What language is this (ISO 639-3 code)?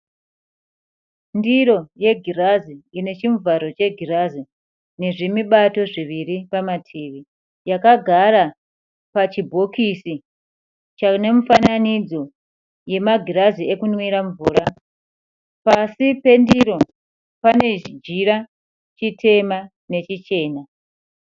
sna